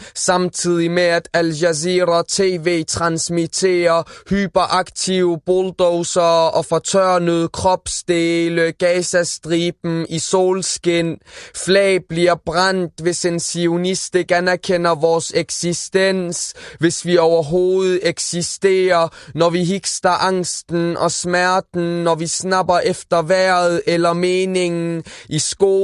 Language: Danish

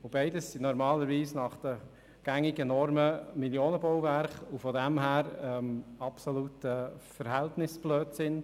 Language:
Swiss German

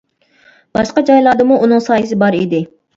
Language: Uyghur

